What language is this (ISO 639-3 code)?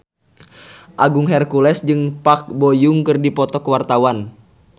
sun